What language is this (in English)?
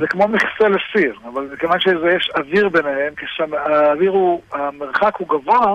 Hebrew